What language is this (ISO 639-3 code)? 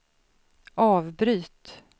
swe